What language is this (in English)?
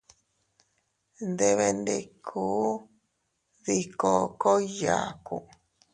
Teutila Cuicatec